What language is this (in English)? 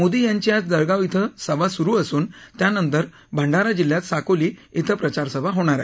Marathi